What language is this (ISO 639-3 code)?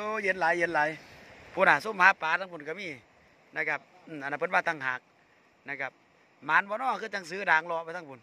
tha